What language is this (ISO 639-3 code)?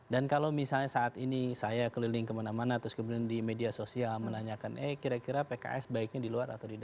ind